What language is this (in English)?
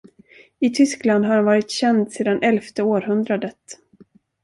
Swedish